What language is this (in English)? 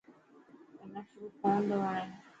Dhatki